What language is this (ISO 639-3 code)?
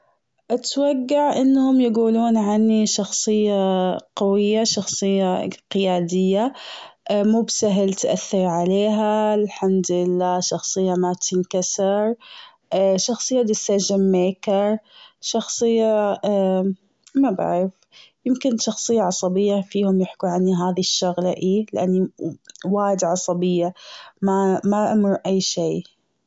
afb